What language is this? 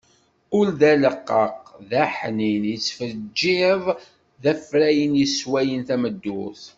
Kabyle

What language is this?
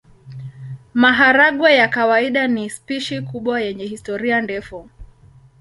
Swahili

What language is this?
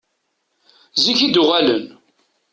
Kabyle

